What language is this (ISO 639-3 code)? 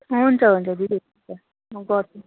nep